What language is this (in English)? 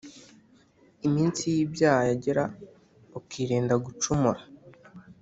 Kinyarwanda